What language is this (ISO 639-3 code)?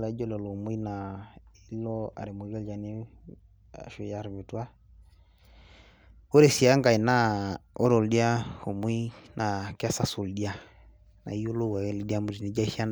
mas